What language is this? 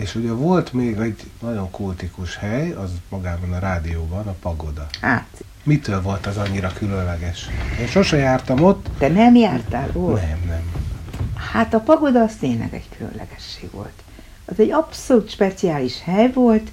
Hungarian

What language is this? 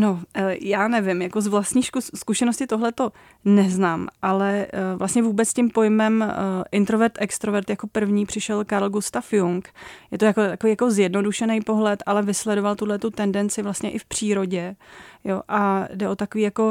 Czech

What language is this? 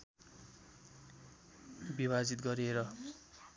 Nepali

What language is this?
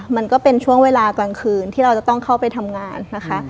Thai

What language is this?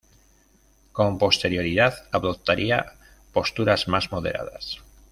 Spanish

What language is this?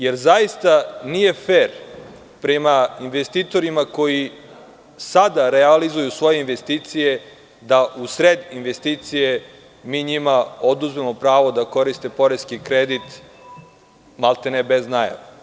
Serbian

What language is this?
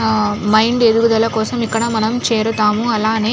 Telugu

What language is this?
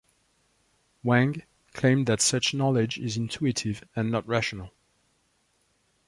English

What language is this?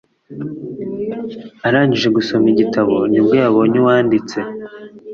Kinyarwanda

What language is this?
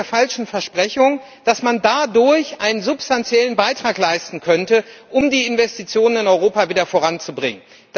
German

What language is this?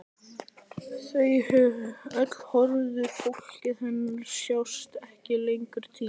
Icelandic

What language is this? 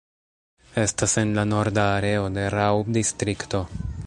Esperanto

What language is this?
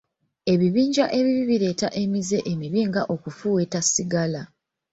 Ganda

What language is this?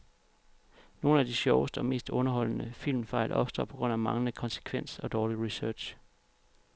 Danish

